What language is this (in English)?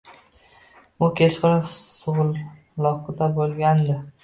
Uzbek